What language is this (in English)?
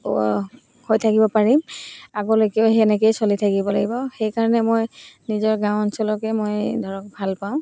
Assamese